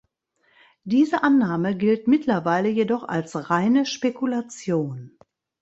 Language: German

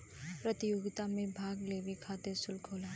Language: Bhojpuri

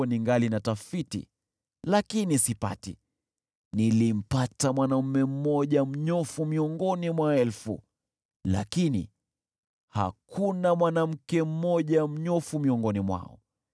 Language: Swahili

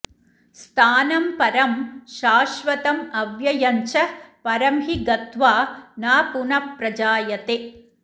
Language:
Sanskrit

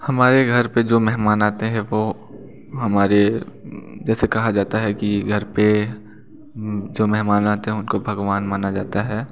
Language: Hindi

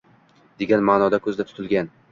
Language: Uzbek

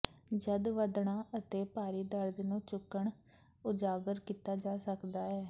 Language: Punjabi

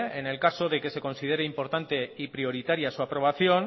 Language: Spanish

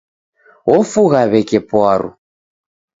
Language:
Taita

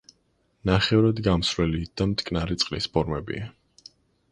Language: Georgian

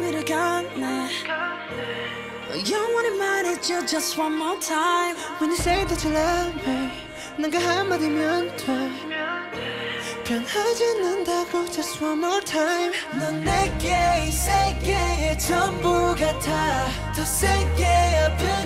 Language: Dutch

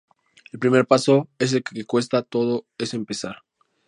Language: Spanish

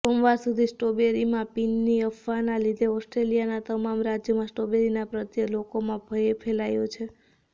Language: Gujarati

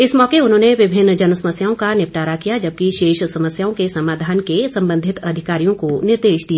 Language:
Hindi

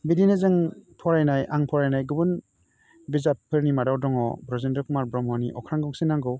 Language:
Bodo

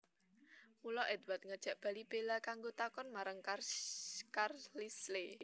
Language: Javanese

